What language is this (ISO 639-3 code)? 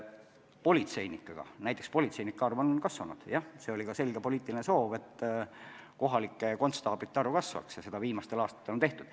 est